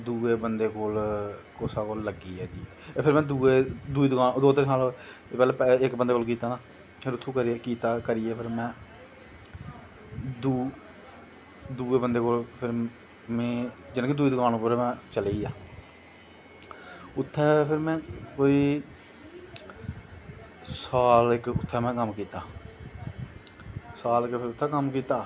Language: Dogri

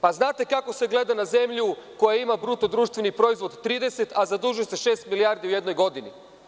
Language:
Serbian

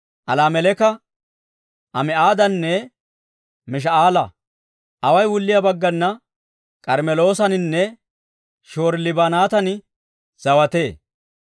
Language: Dawro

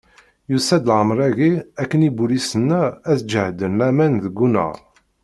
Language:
Kabyle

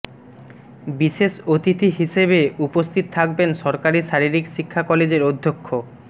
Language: Bangla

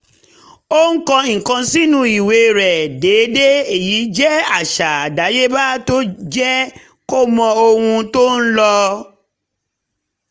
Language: Yoruba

